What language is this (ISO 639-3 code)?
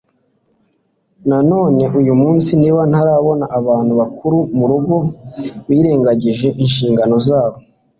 kin